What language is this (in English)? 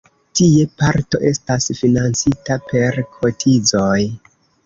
Esperanto